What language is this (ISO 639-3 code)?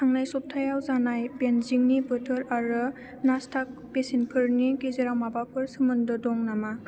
brx